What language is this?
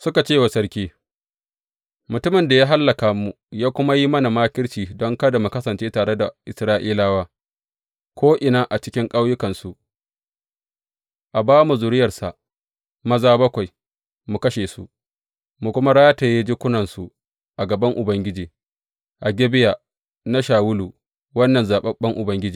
Hausa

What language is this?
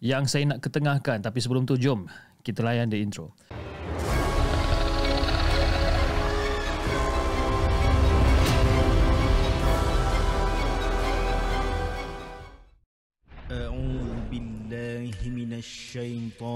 Malay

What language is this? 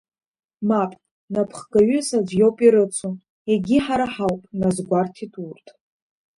Abkhazian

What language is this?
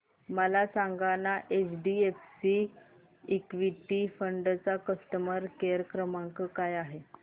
Marathi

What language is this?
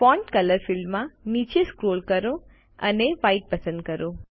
Gujarati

